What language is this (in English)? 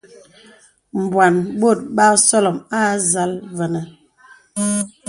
Bebele